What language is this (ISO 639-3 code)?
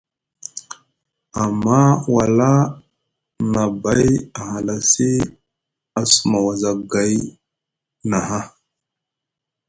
mug